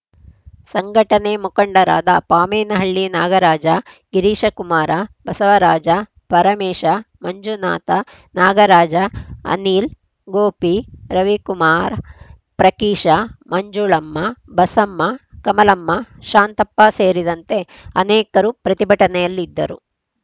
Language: Kannada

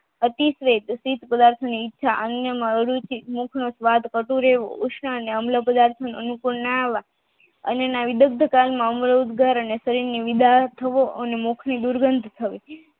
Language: Gujarati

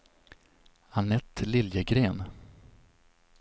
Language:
Swedish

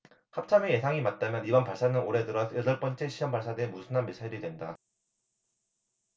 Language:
Korean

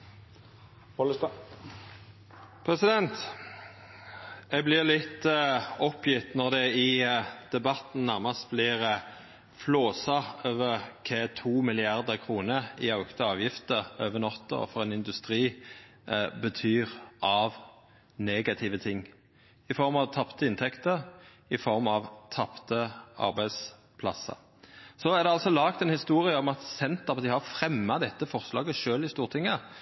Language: Norwegian Nynorsk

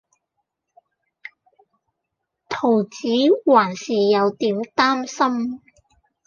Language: Cantonese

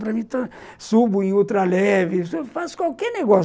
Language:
Portuguese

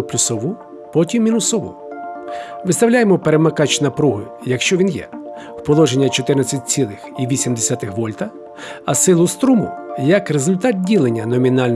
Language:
Ukrainian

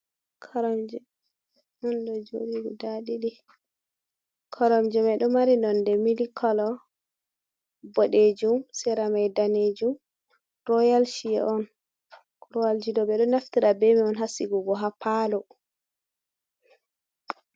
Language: Fula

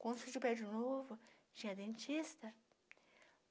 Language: Portuguese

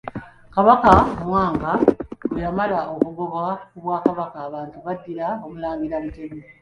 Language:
Ganda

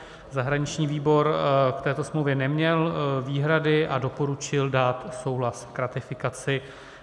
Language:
Czech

